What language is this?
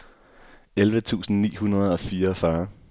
Danish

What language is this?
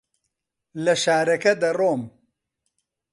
Central Kurdish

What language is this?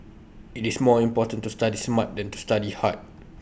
English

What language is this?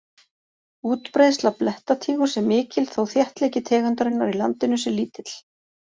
Icelandic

